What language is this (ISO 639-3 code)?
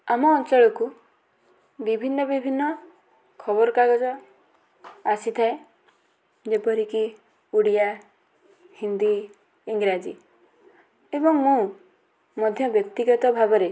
ori